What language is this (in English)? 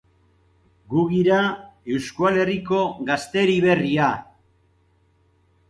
Basque